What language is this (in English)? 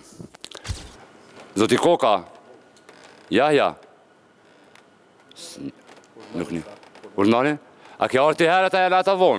Romanian